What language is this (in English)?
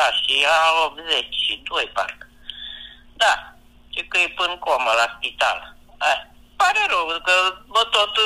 Romanian